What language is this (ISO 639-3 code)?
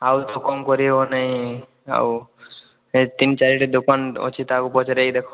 ori